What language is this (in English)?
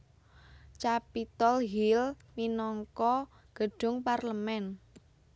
Javanese